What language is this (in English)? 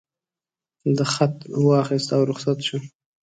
Pashto